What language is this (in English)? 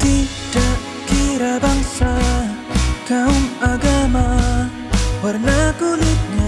Indonesian